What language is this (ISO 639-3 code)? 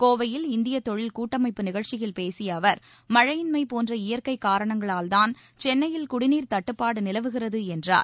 tam